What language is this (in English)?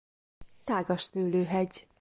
Hungarian